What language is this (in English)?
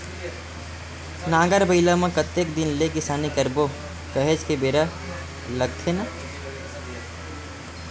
Chhattisgarhi